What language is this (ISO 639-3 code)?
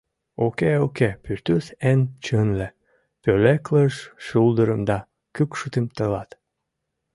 chm